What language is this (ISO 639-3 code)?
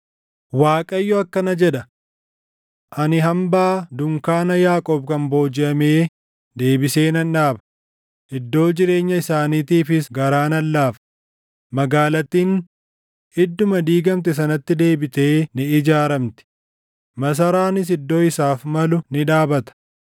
orm